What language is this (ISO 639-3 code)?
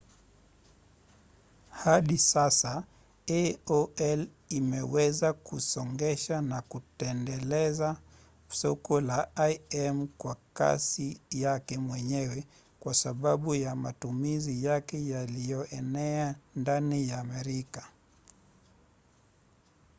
swa